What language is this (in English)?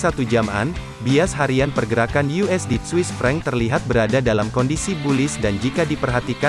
Indonesian